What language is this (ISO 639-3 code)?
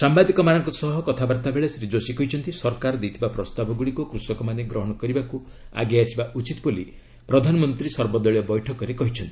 ori